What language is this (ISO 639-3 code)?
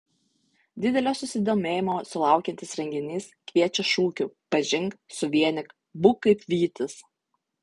lit